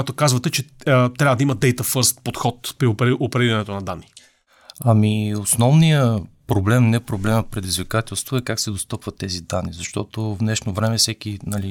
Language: Bulgarian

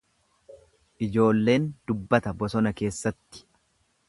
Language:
Oromo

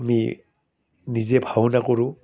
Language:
Assamese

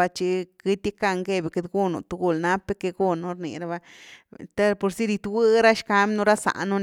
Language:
Güilá Zapotec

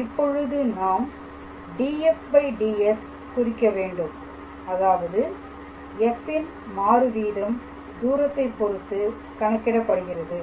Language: Tamil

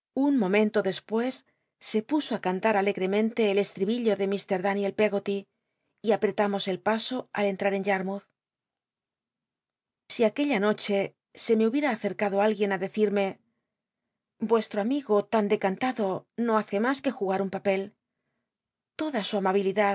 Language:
Spanish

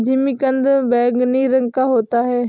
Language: Hindi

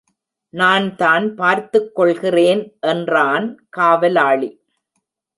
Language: Tamil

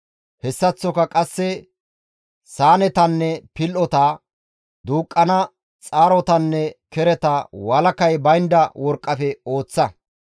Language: Gamo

